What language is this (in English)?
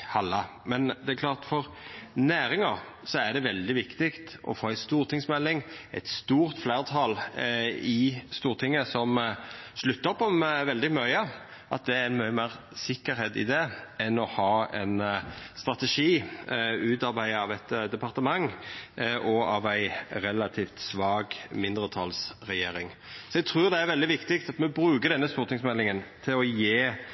Norwegian Nynorsk